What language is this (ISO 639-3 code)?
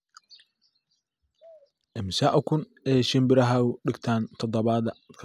som